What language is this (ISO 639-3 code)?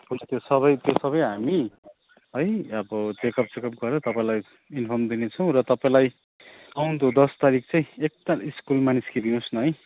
nep